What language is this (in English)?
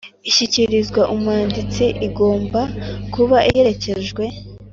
Kinyarwanda